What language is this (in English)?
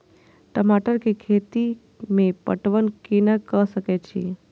Maithili